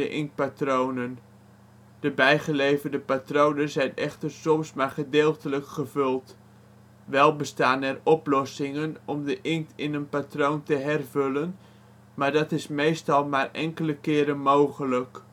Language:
Dutch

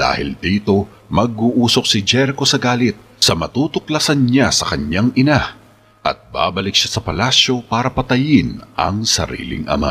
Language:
Filipino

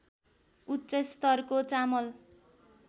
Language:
Nepali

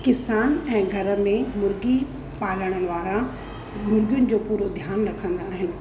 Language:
Sindhi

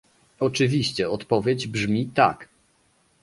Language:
Polish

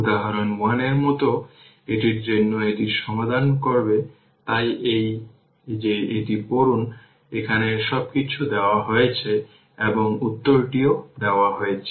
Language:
Bangla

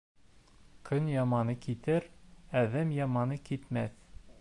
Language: Bashkir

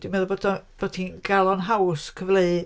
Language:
Welsh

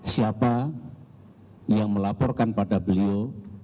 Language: Indonesian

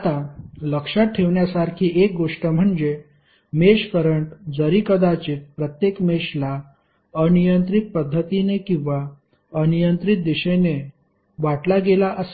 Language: Marathi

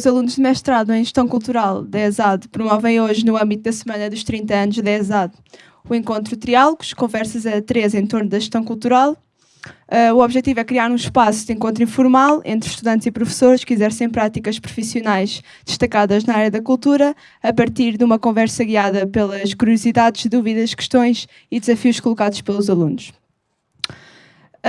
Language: Portuguese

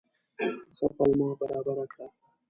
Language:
Pashto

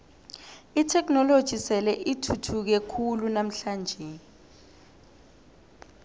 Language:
South Ndebele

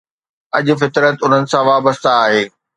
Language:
Sindhi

